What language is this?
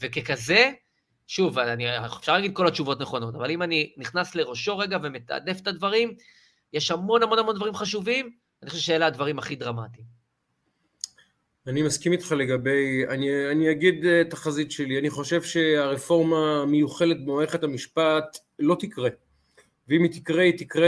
Hebrew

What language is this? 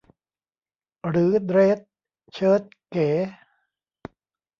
Thai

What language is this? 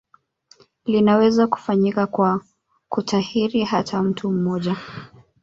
Swahili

